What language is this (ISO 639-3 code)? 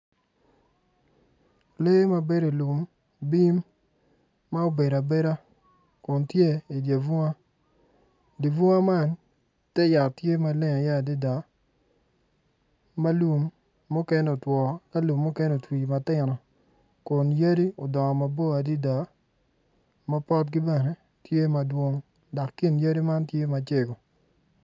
ach